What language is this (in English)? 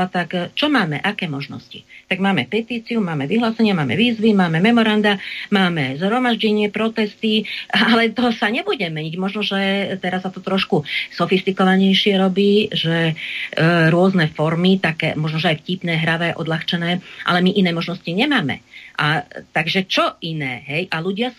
Slovak